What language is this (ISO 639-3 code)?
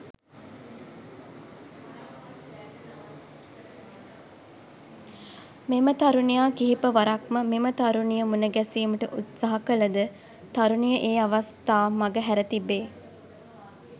sin